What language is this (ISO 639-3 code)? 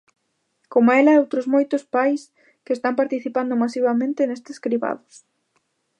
glg